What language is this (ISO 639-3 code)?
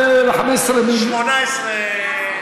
heb